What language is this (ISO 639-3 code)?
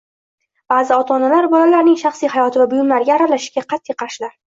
uzb